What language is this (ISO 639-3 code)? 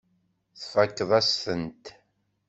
kab